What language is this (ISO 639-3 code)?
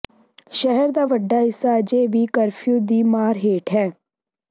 pan